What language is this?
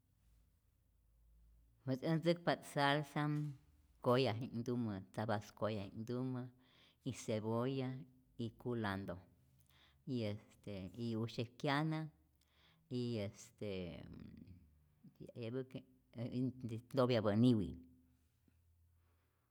Rayón Zoque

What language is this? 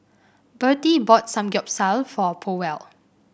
English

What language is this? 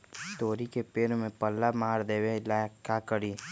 Magahi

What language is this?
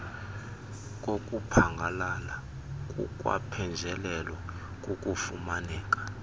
Xhosa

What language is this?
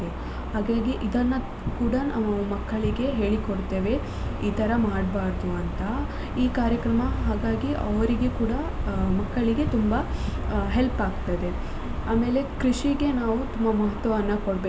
Kannada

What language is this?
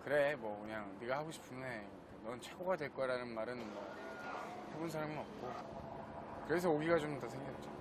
Korean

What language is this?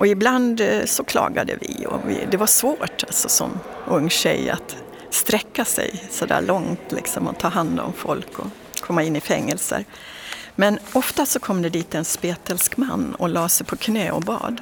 Swedish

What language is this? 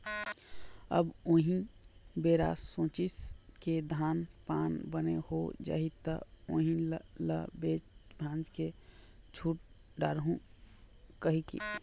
Chhattisgarhi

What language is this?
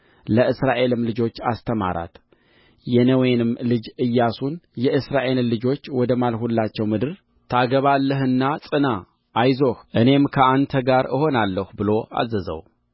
Amharic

